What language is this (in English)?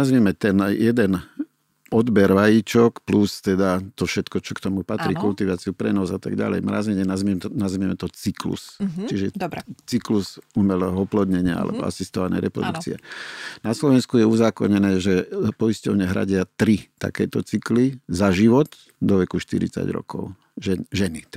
Slovak